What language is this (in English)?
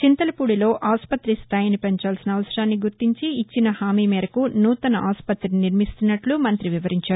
Telugu